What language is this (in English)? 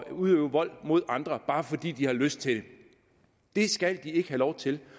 Danish